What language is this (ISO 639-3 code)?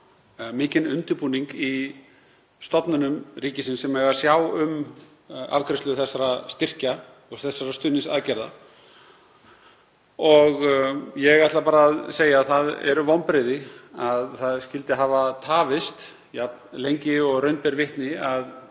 isl